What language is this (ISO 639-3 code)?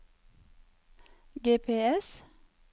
nor